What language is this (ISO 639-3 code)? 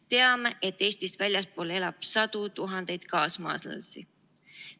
est